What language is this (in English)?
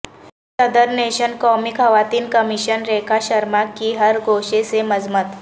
Urdu